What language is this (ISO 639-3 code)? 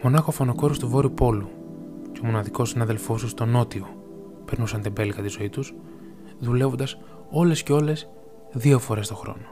ell